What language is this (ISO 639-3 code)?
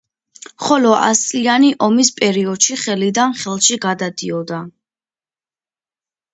kat